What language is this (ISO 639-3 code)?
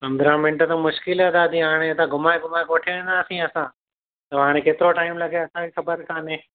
snd